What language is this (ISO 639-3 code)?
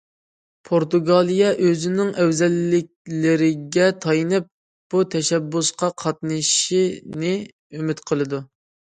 uig